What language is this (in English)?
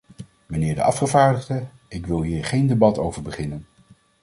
Dutch